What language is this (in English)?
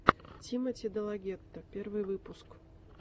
Russian